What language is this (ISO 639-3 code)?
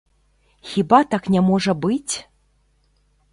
bel